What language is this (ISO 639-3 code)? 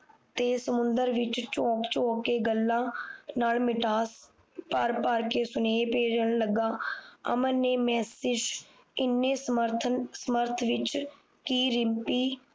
pan